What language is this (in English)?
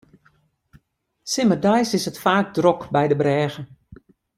Western Frisian